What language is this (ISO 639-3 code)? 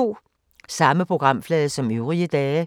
dan